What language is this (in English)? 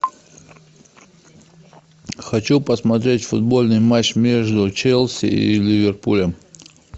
Russian